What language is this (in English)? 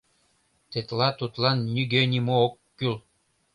Mari